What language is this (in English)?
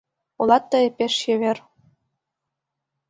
Mari